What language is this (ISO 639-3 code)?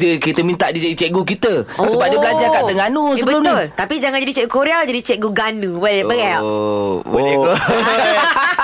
msa